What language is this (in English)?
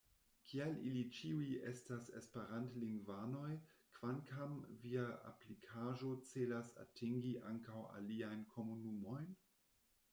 Esperanto